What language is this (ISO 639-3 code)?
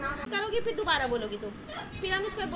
ben